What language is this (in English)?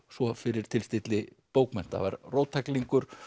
Icelandic